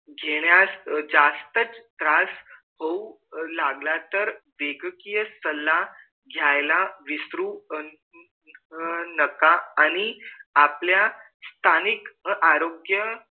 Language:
Marathi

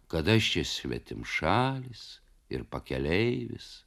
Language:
Lithuanian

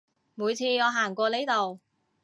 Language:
Cantonese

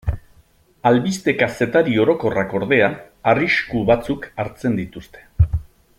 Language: Basque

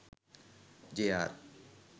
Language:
Sinhala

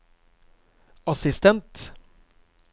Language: Norwegian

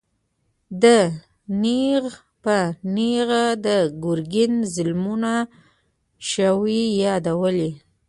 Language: Pashto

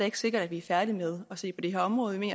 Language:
Danish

